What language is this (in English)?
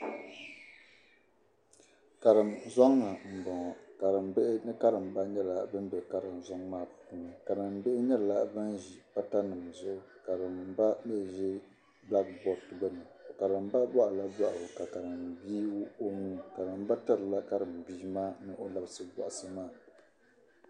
Dagbani